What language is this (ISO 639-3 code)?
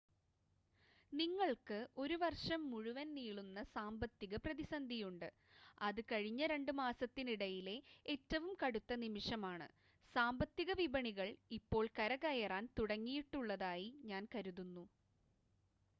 mal